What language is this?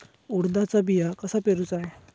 Marathi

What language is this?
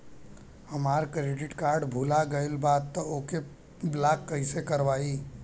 Bhojpuri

